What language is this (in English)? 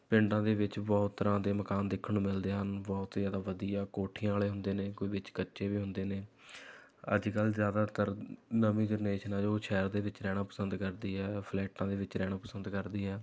Punjabi